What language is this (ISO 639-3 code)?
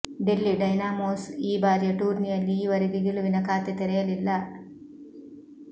kan